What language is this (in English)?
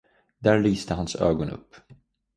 Swedish